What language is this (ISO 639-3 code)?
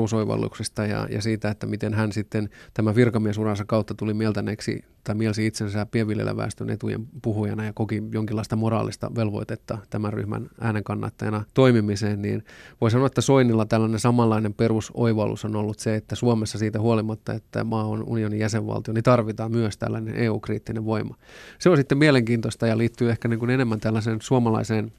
fin